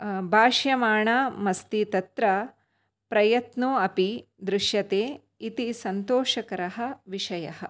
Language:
Sanskrit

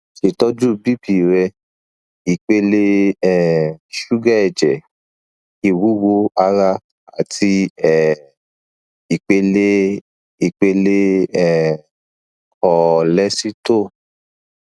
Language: Yoruba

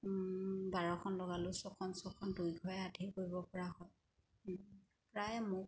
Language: Assamese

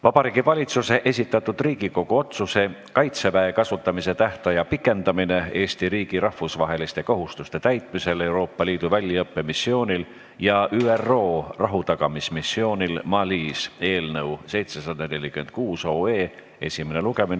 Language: Estonian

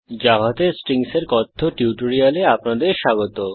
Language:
Bangla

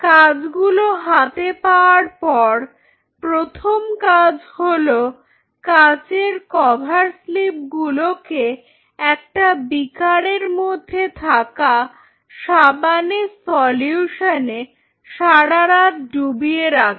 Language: Bangla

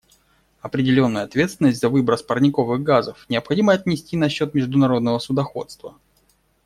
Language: Russian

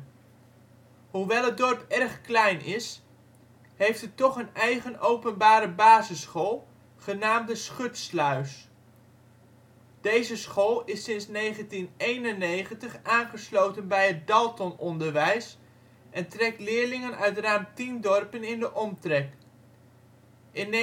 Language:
Dutch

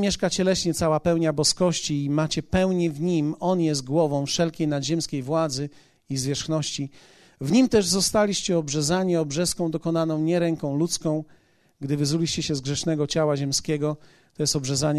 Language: Polish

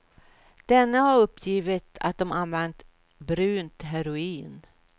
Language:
Swedish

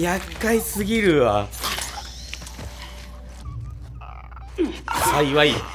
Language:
Japanese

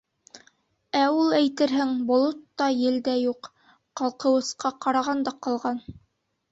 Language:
Bashkir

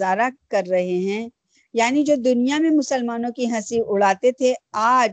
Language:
Urdu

